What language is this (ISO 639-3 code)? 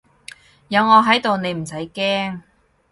yue